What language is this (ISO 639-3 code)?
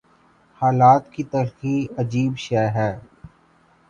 urd